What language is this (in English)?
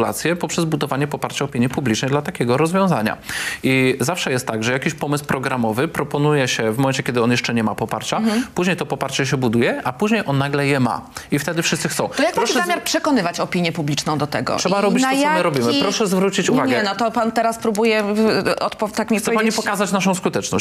Polish